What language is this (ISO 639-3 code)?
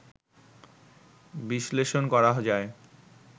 ben